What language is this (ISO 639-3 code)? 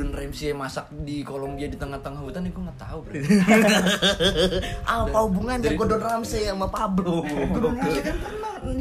ind